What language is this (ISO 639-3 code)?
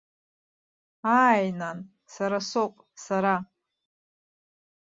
abk